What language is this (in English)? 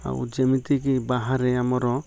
Odia